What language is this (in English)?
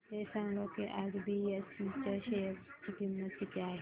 Marathi